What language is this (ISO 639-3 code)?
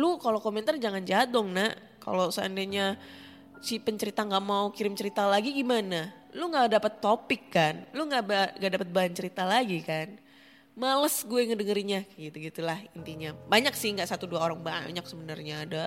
ind